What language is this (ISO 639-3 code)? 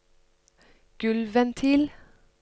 nor